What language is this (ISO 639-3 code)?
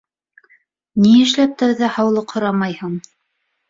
bak